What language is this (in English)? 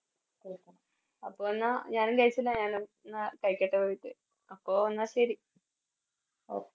Malayalam